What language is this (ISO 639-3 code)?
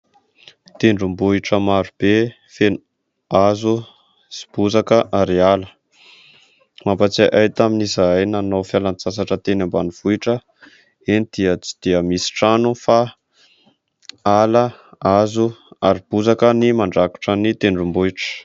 mlg